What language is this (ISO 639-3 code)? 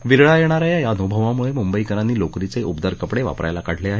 mar